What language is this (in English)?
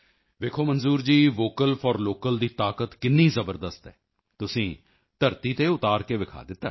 Punjabi